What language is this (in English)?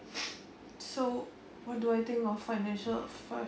English